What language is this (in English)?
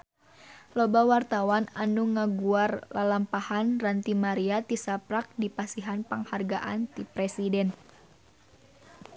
Sundanese